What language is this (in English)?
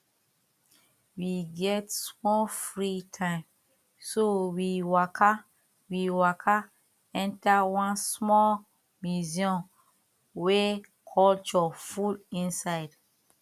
Nigerian Pidgin